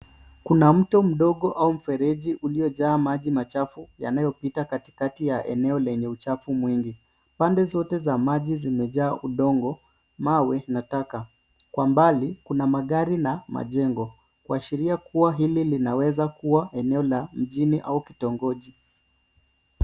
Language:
Swahili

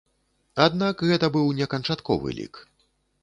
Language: Belarusian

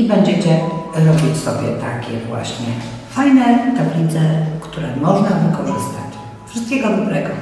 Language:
Polish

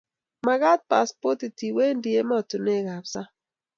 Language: Kalenjin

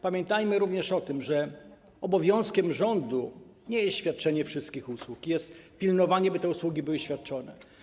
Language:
Polish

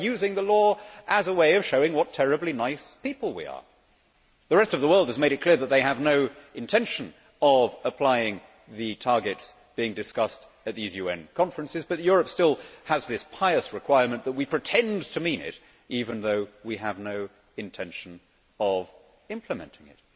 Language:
English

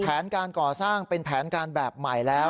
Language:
Thai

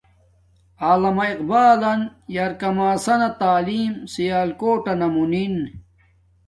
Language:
Domaaki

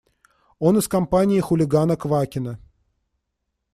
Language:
Russian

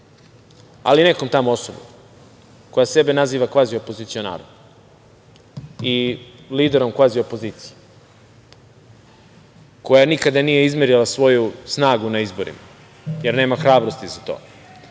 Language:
Serbian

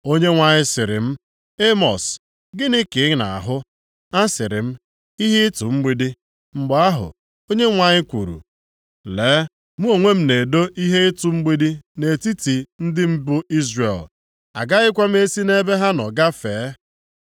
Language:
Igbo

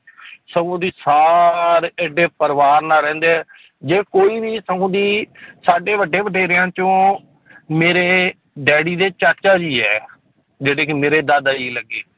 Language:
Punjabi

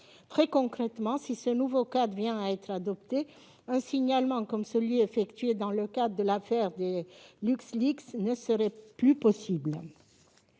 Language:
French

